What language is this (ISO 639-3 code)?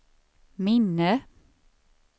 swe